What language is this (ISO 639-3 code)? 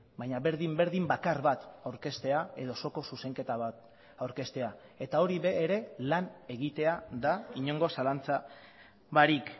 eus